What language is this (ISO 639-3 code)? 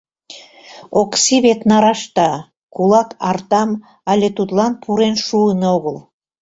chm